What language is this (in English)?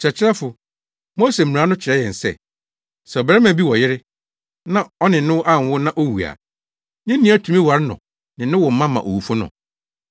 Akan